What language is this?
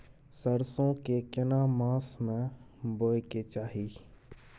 Maithili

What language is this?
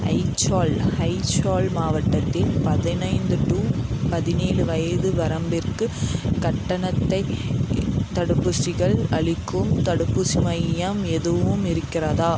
Tamil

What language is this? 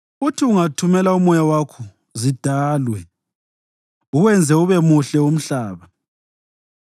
North Ndebele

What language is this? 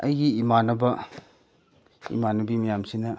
Manipuri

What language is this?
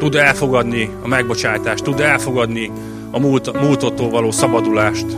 Hungarian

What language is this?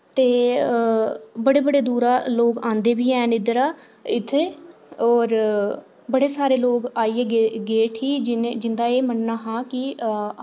Dogri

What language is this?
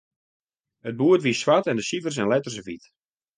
Western Frisian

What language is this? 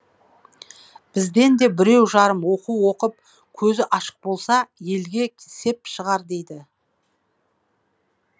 Kazakh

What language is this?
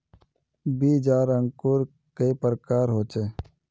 Magahi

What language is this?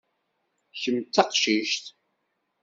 Kabyle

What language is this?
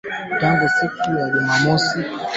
Swahili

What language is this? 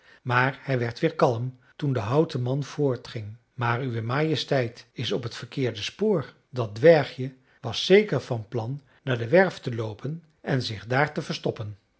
Dutch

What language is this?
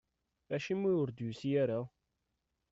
Kabyle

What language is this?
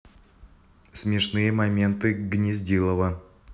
Russian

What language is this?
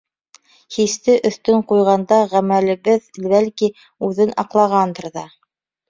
Bashkir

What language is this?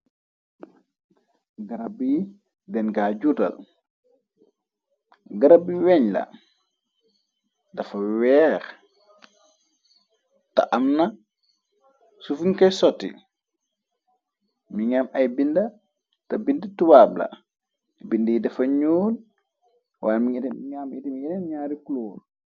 Wolof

